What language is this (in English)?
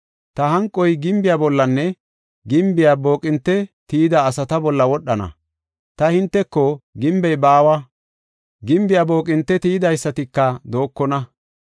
Gofa